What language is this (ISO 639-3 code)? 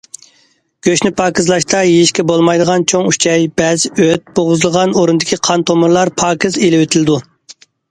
uig